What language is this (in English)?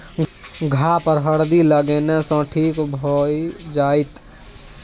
Maithili